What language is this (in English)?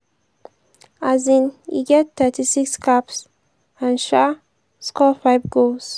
Nigerian Pidgin